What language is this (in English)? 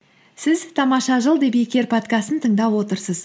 Kazakh